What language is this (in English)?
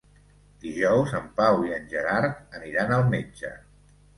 Catalan